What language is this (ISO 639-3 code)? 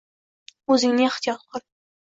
uzb